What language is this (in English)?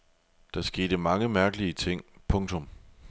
Danish